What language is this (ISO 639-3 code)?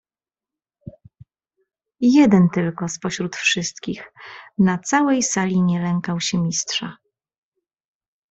pol